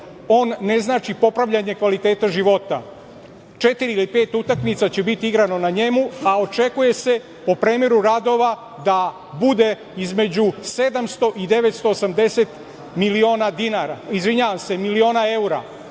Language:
Serbian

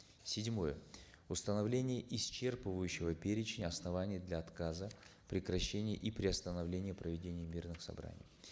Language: Kazakh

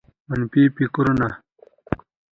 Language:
Pashto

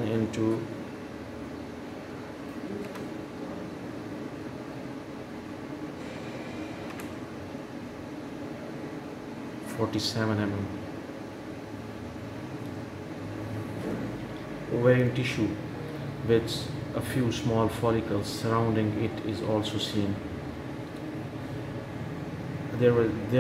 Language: English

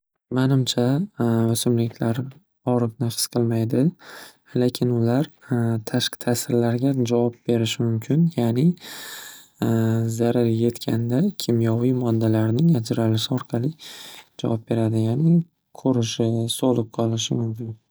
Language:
Uzbek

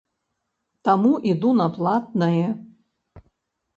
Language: Belarusian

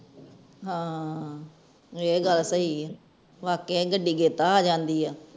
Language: Punjabi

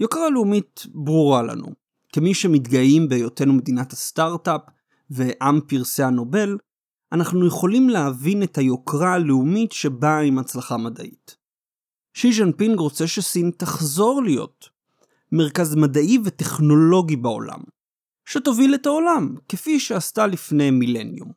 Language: Hebrew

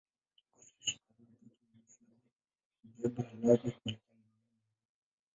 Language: Swahili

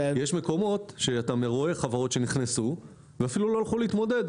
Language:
Hebrew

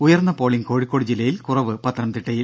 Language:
Malayalam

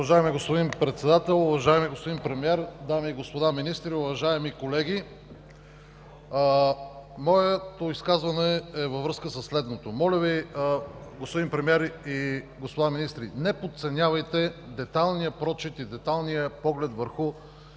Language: Bulgarian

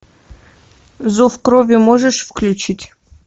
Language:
Russian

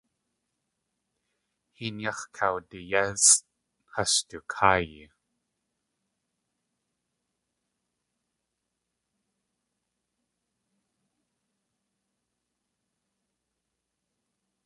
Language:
Tlingit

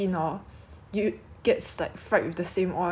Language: English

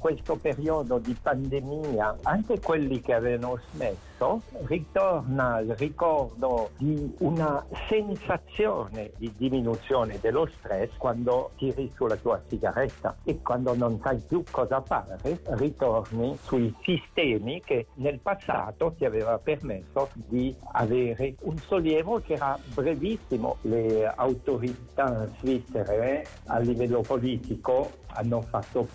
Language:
Italian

